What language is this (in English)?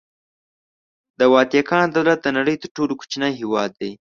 Pashto